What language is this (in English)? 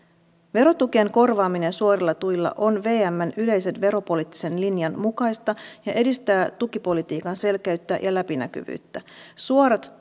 Finnish